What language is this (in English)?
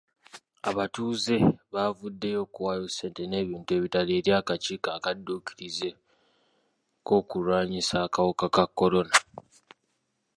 Ganda